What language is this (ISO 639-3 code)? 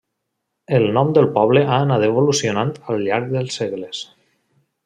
cat